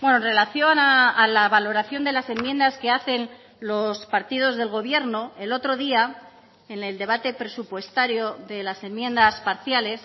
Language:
Spanish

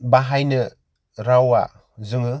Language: Bodo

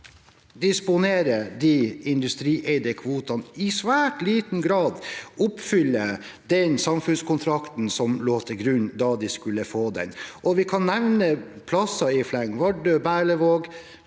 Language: Norwegian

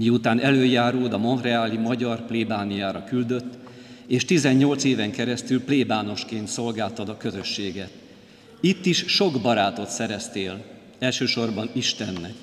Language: Hungarian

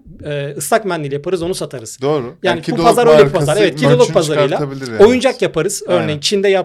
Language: Turkish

